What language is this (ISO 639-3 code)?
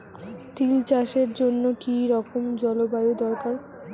ben